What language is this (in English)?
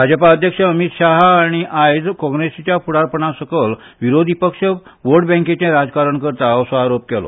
Konkani